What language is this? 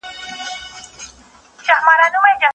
Pashto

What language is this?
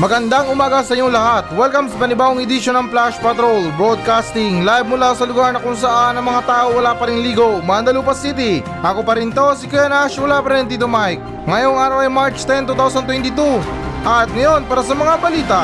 Filipino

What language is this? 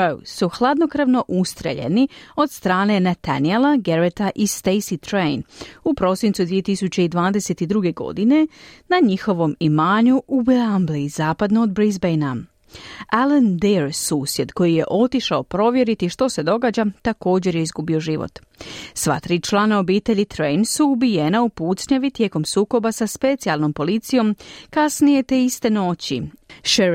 Croatian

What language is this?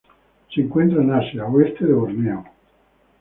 Spanish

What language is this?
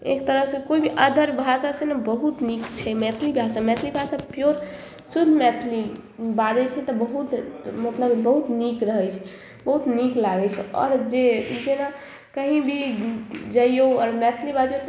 Maithili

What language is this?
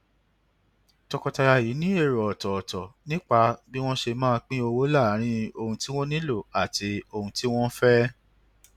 Yoruba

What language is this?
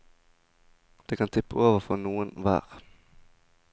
Norwegian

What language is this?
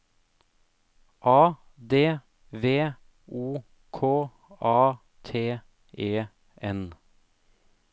Norwegian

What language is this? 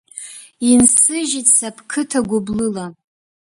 Abkhazian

